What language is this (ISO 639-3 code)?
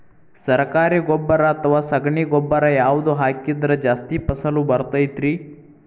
kan